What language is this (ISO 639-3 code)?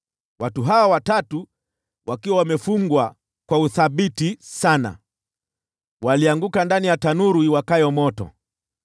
swa